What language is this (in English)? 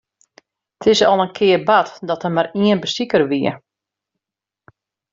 Western Frisian